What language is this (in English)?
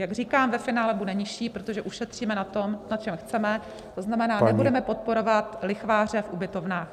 Czech